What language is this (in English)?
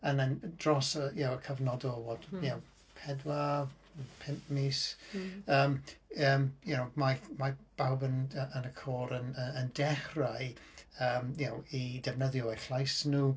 Welsh